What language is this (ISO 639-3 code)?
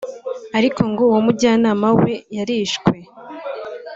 kin